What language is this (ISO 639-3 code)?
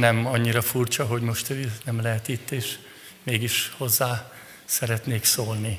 hun